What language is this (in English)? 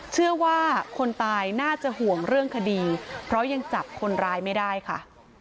Thai